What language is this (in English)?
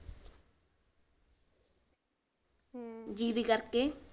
Punjabi